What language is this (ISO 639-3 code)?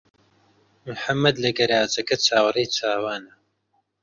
ckb